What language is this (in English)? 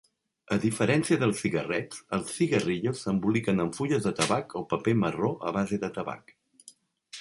Catalan